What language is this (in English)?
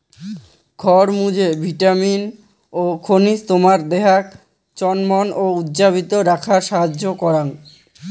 Bangla